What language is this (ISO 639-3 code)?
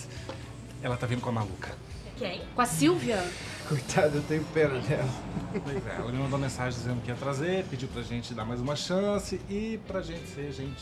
por